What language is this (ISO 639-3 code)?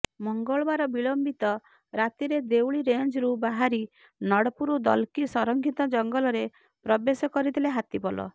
ori